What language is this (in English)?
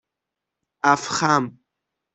Persian